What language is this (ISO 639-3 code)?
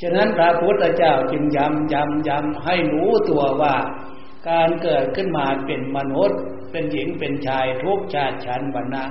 tha